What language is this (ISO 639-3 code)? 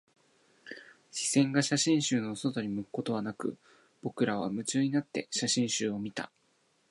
jpn